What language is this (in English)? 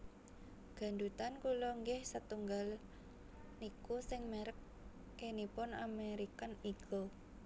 Javanese